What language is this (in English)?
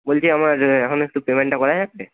Bangla